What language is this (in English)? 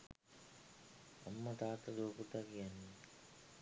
Sinhala